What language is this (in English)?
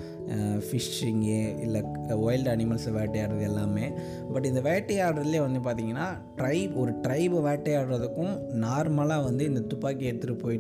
Tamil